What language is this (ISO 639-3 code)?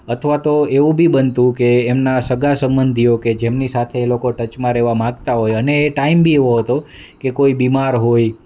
guj